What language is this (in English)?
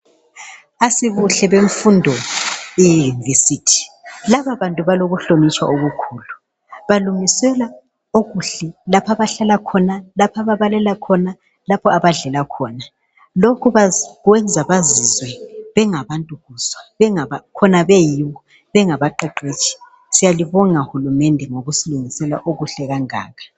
North Ndebele